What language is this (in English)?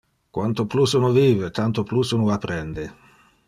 Interlingua